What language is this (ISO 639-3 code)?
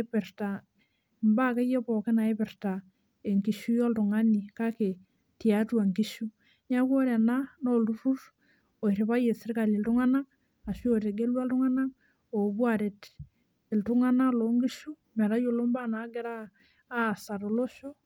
mas